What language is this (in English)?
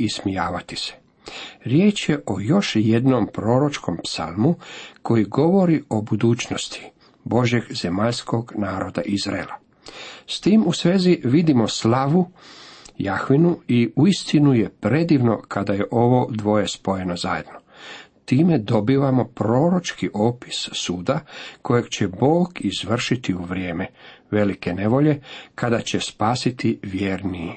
Croatian